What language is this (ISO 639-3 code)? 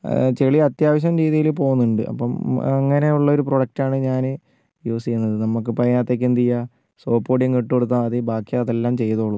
mal